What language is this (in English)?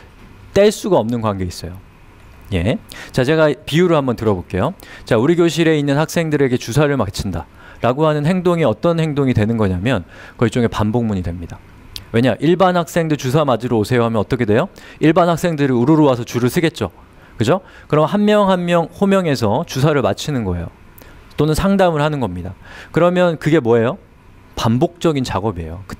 Korean